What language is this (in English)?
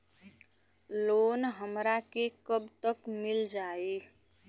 Bhojpuri